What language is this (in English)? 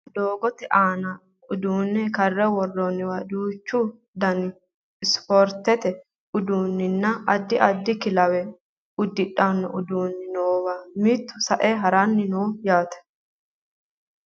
Sidamo